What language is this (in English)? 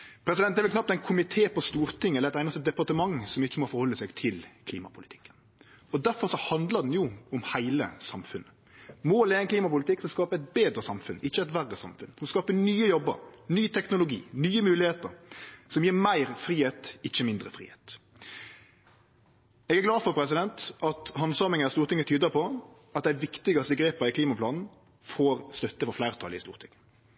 Norwegian Nynorsk